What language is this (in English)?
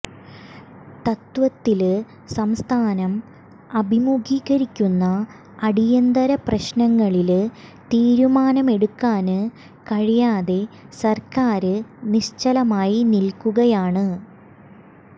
Malayalam